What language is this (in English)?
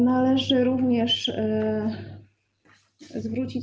Polish